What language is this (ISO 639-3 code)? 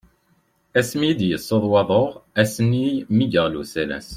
kab